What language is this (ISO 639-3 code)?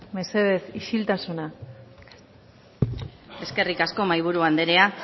eus